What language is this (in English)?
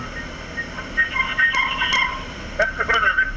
Wolof